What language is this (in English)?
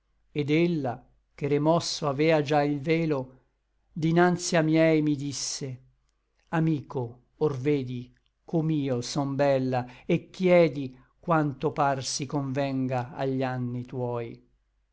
Italian